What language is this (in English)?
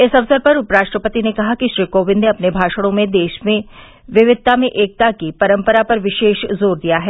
Hindi